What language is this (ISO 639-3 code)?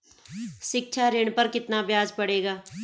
hin